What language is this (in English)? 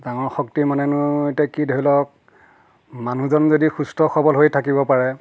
Assamese